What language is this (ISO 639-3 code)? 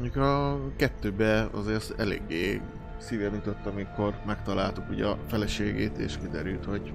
hun